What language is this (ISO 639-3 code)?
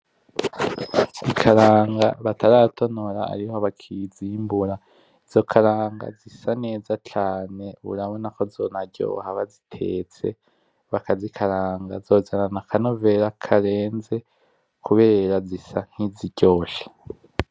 run